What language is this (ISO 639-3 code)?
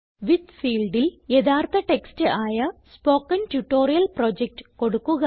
mal